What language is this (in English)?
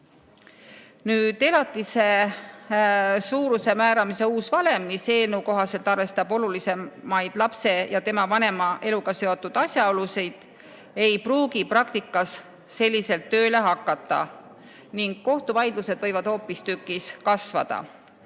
Estonian